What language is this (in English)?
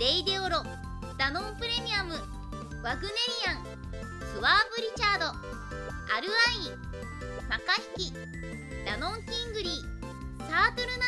Japanese